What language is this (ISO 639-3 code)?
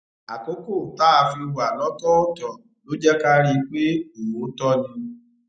yor